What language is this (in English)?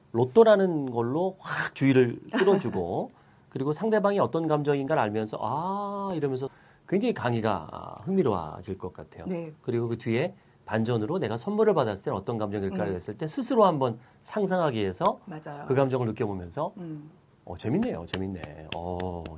Korean